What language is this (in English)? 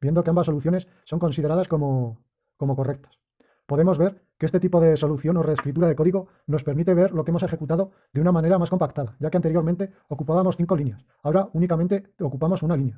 Spanish